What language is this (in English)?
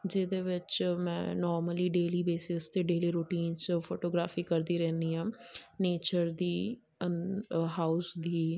Punjabi